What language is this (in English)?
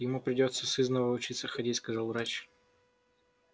Russian